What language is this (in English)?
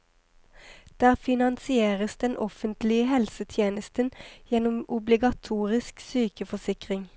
Norwegian